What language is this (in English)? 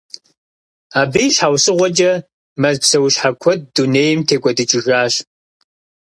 Kabardian